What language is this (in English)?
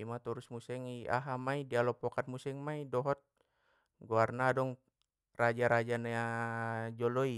Batak Mandailing